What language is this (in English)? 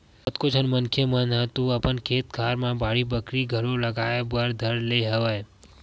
Chhattisgarhi